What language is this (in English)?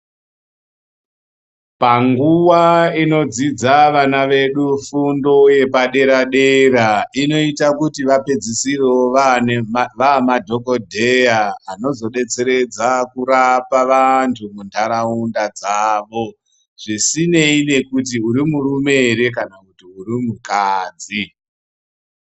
Ndau